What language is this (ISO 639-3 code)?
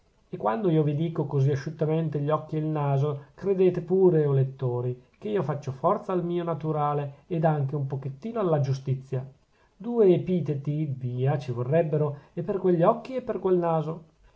ita